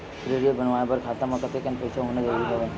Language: Chhattisgarhi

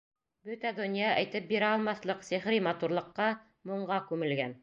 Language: Bashkir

